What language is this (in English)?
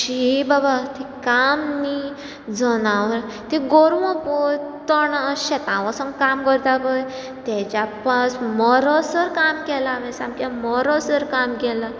Konkani